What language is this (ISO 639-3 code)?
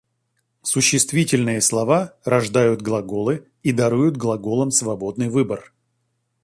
rus